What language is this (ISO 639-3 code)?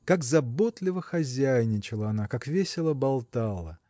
rus